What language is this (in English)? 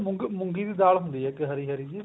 Punjabi